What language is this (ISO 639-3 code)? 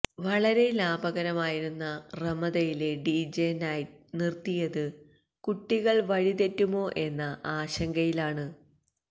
mal